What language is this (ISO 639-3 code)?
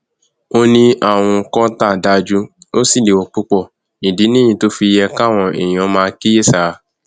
yor